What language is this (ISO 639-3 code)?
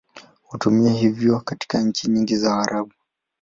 swa